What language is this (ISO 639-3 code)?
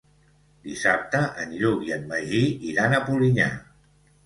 cat